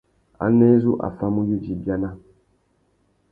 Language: Tuki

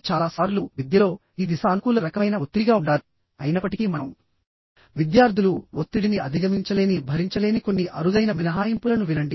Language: Telugu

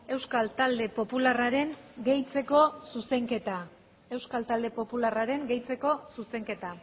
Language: Basque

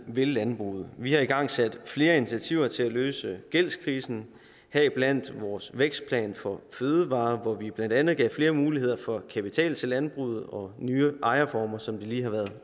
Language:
Danish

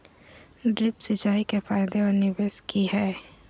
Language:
Magahi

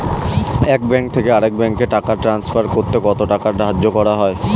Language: Bangla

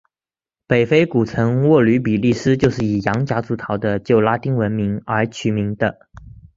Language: Chinese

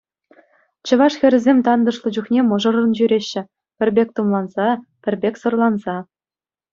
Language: Chuvash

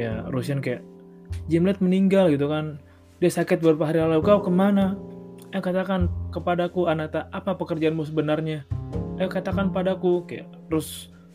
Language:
Indonesian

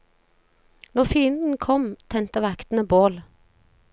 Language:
Norwegian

